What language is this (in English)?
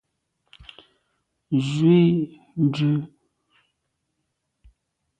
Medumba